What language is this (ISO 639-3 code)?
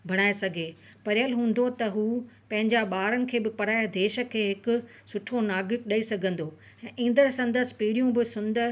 snd